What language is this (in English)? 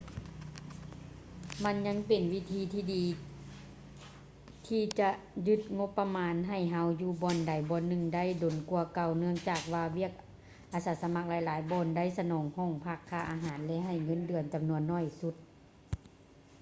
Lao